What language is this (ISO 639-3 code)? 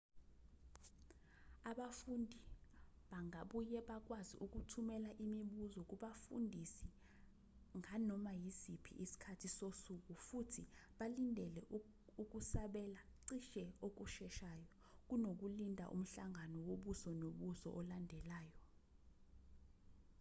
zul